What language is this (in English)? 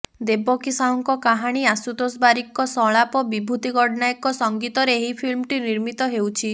Odia